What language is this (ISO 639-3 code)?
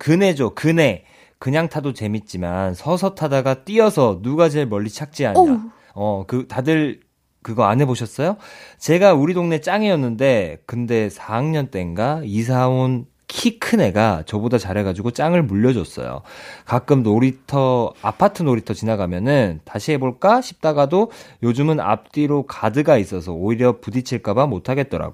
kor